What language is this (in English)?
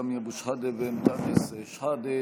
Hebrew